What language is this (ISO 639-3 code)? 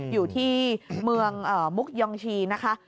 tha